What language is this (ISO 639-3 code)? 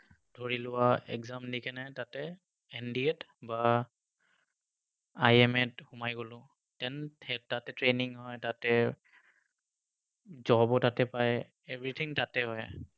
asm